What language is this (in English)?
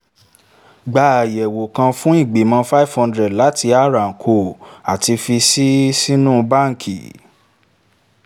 Yoruba